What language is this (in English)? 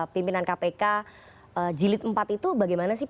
Indonesian